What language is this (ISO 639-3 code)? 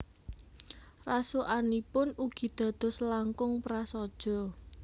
jav